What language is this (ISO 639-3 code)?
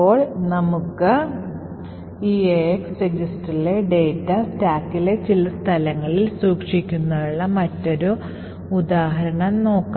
mal